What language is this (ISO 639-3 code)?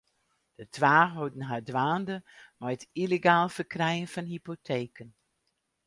fry